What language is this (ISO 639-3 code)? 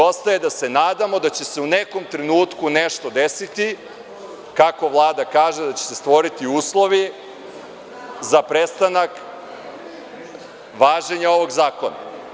srp